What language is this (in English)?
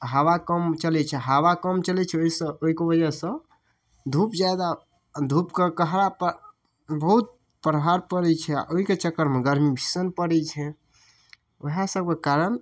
Maithili